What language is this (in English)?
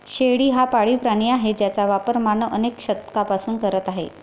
Marathi